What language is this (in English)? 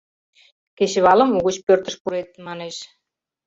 Mari